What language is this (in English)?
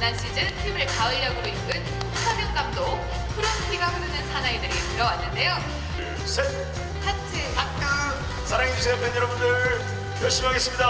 Korean